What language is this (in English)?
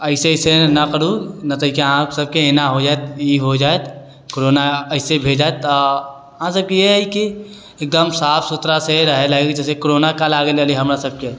Maithili